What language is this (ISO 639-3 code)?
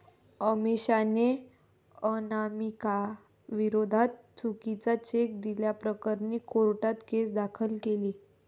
mar